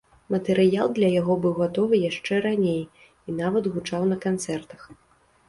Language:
Belarusian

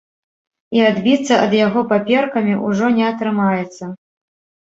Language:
Belarusian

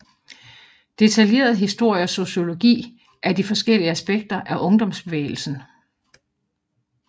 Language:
Danish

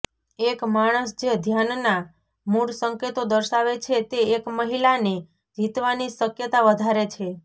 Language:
Gujarati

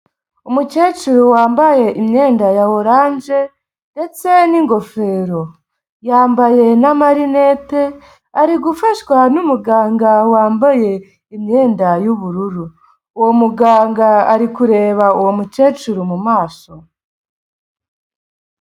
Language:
Kinyarwanda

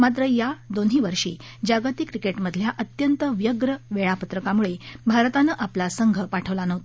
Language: Marathi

